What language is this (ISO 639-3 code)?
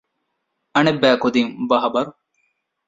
div